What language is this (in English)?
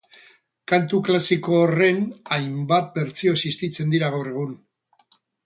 Basque